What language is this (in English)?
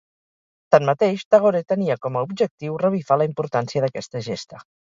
Catalan